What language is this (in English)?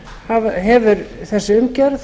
Icelandic